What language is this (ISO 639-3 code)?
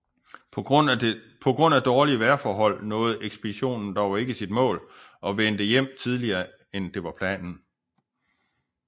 dan